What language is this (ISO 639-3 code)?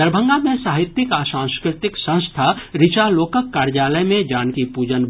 mai